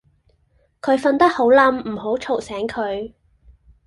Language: Cantonese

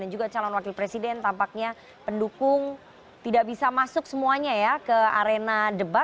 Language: Indonesian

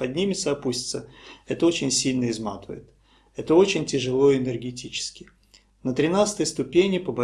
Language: Russian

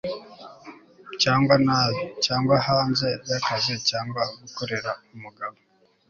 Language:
Kinyarwanda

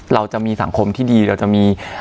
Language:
Thai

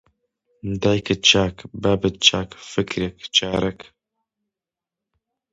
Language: Central Kurdish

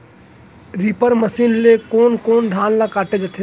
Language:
Chhattisgarhi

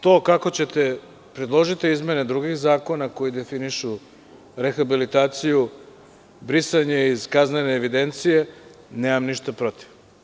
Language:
Serbian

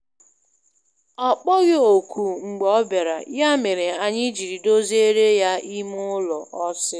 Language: Igbo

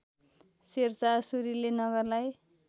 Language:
Nepali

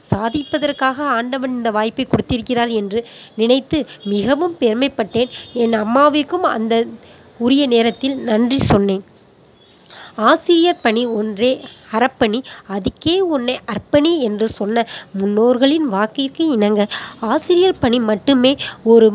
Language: Tamil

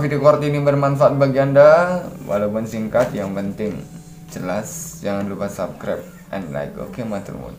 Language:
Indonesian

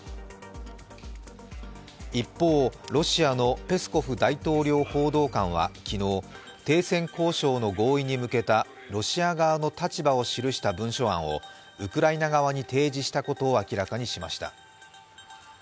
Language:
Japanese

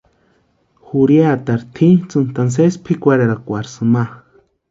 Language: Western Highland Purepecha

